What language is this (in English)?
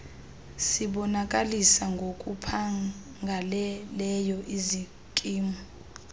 Xhosa